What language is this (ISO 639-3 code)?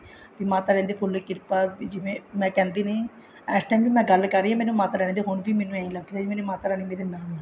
pan